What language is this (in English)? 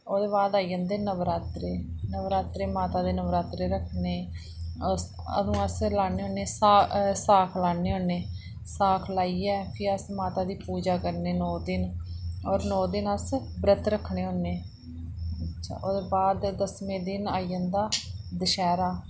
Dogri